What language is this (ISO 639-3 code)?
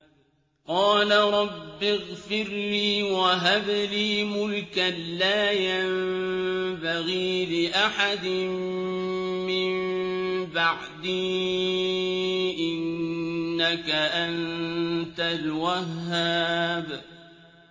ara